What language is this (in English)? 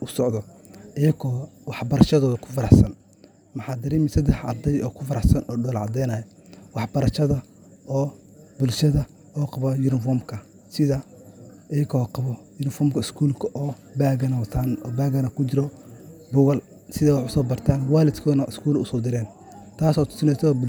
Somali